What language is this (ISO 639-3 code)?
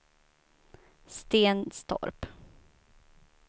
swe